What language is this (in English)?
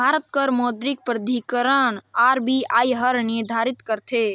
Chhattisgarhi